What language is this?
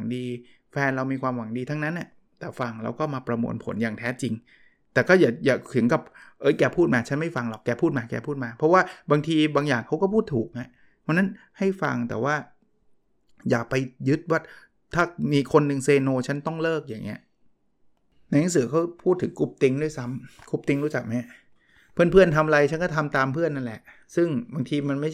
Thai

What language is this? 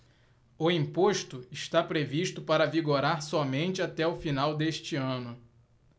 Portuguese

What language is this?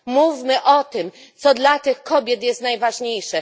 Polish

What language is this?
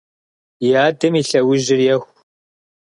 Kabardian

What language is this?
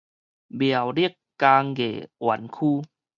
Min Nan Chinese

